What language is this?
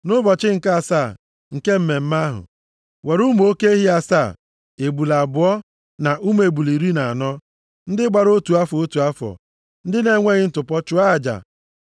Igbo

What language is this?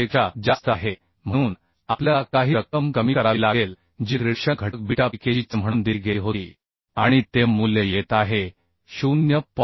Marathi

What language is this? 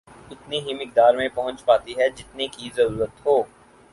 Urdu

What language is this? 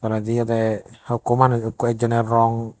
Chakma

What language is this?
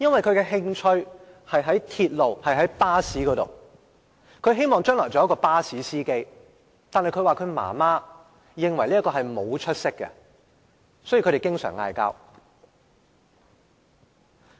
Cantonese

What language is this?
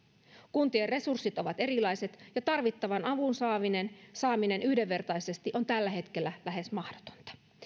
Finnish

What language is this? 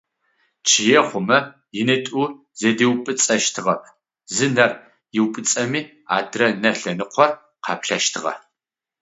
Adyghe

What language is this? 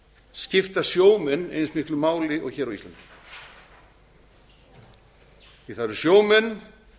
Icelandic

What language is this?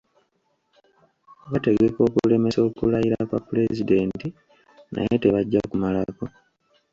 Ganda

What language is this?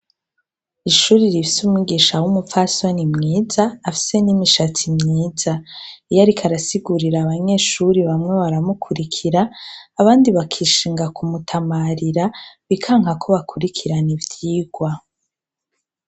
Rundi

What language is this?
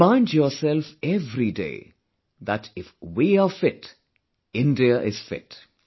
English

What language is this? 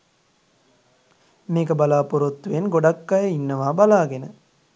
Sinhala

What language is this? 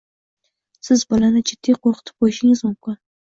Uzbek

